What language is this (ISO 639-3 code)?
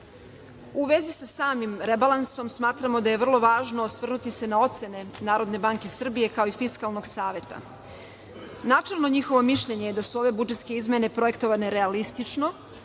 srp